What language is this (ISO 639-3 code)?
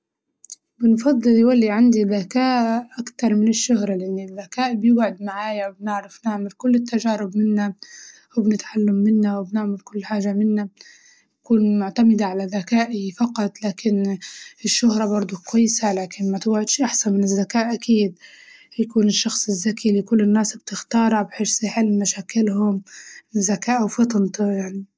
ayl